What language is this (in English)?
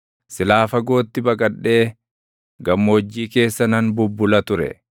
Oromo